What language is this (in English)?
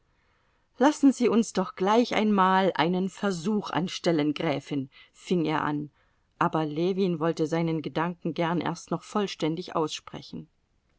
German